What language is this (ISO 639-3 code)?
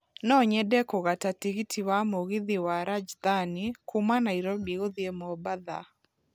kik